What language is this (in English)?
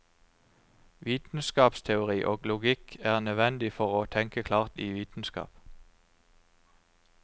Norwegian